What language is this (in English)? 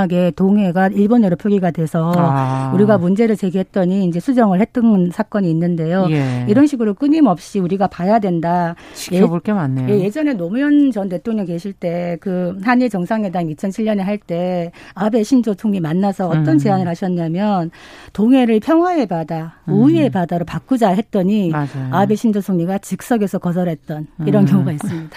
Korean